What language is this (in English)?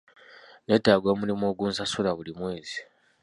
Ganda